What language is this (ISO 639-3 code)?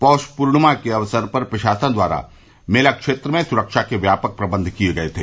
hin